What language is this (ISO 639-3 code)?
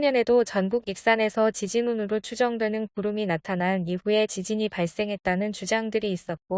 kor